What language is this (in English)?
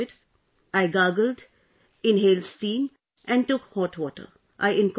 English